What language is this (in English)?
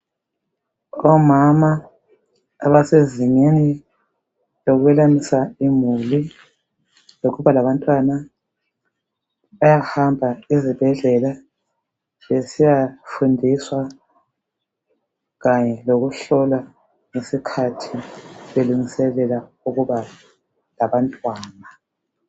North Ndebele